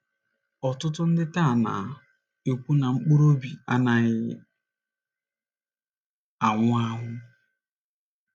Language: Igbo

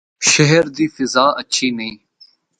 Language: Northern Hindko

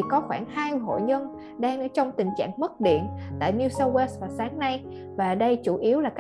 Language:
Vietnamese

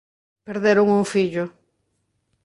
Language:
Galician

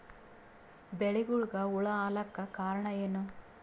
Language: Kannada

